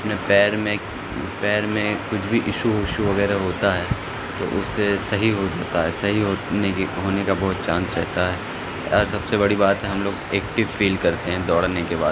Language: Urdu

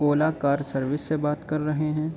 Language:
Urdu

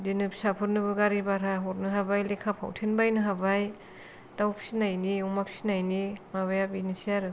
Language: Bodo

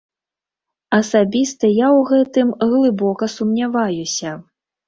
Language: Belarusian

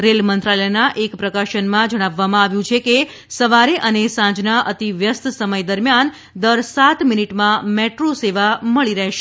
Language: Gujarati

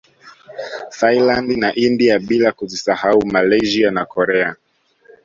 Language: Swahili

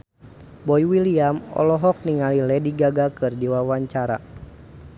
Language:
Sundanese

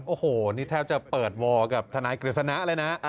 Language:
Thai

